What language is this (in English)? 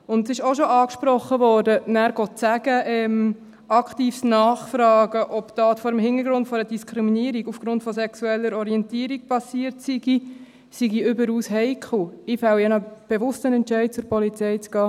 Swiss German